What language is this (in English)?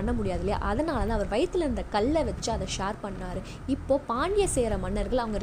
Tamil